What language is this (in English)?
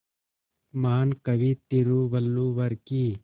Hindi